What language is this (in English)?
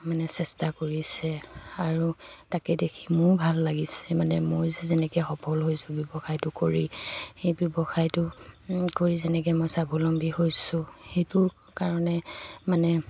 Assamese